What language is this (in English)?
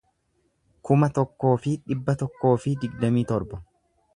Oromo